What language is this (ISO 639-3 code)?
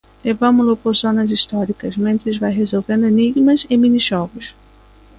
glg